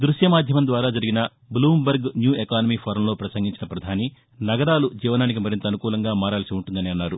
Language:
Telugu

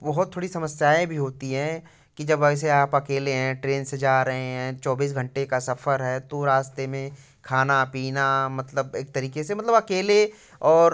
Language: Hindi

